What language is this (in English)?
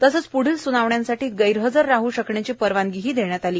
Marathi